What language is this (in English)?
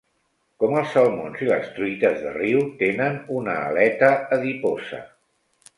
Catalan